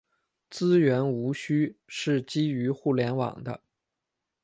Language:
Chinese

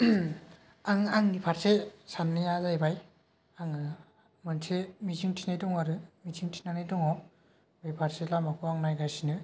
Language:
Bodo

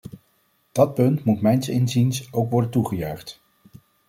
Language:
Dutch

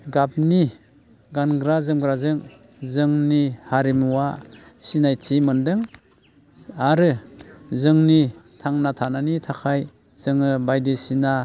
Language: Bodo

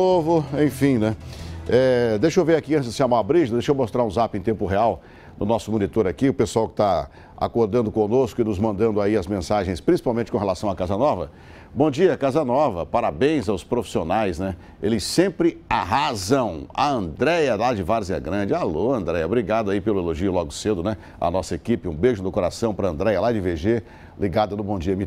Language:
Portuguese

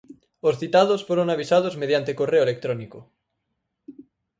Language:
Galician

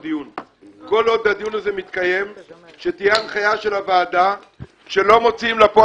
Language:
Hebrew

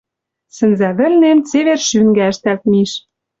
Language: Western Mari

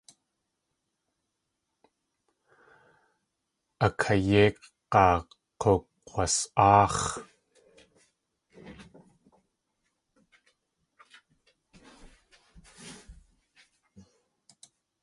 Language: Tlingit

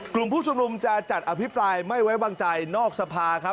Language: Thai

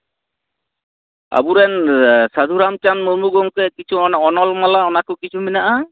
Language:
Santali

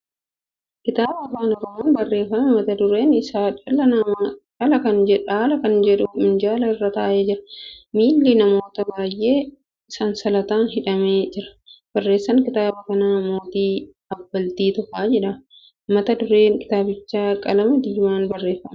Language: Oromo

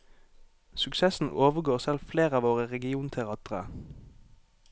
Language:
Norwegian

